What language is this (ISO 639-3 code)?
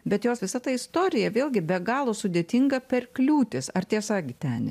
lit